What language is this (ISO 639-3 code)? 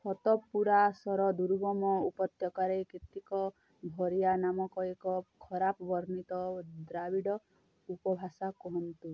ori